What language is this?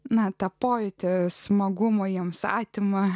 Lithuanian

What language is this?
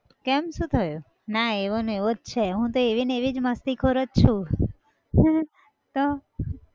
Gujarati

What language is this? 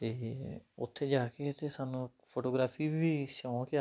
Punjabi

